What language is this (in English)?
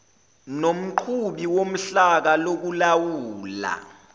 Zulu